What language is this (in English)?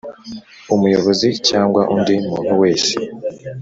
Kinyarwanda